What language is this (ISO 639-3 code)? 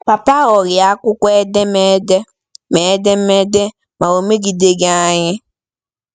ibo